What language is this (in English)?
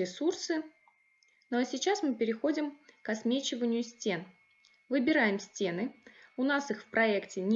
Russian